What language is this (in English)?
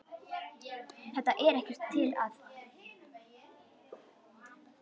Icelandic